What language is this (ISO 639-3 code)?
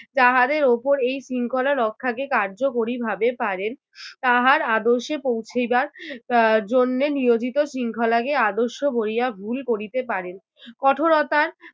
ben